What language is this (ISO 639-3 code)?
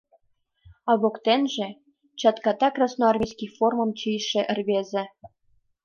chm